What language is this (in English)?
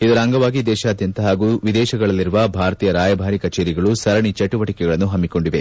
Kannada